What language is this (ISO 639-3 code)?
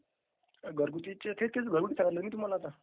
mar